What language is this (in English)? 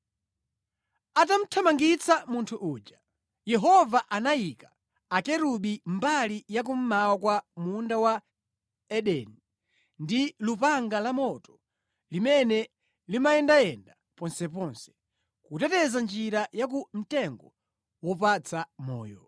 Nyanja